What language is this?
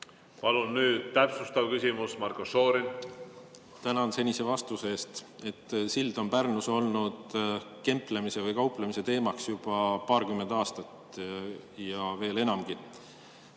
Estonian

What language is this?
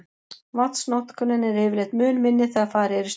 Icelandic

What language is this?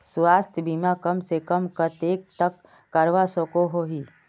Magahi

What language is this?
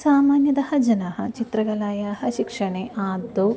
Sanskrit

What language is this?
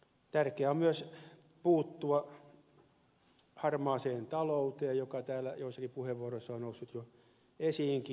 Finnish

